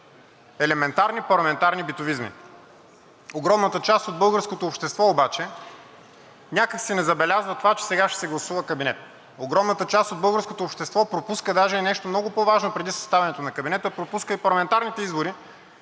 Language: Bulgarian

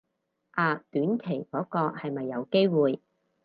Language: Cantonese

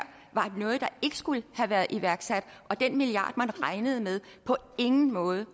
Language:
Danish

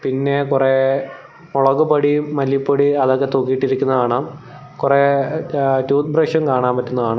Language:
Malayalam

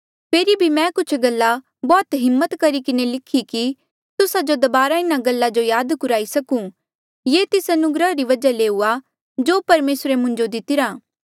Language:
Mandeali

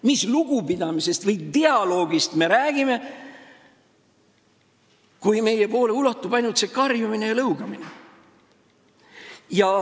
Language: Estonian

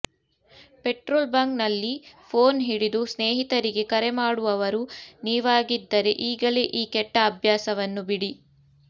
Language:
Kannada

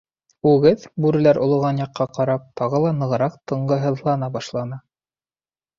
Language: Bashkir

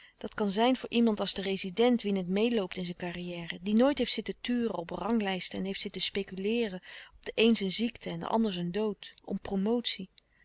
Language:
Dutch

